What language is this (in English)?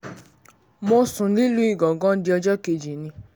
Yoruba